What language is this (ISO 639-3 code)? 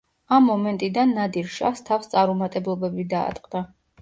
kat